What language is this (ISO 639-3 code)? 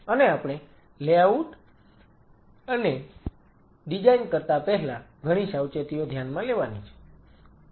guj